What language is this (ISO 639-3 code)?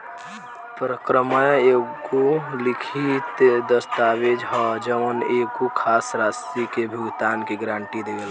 bho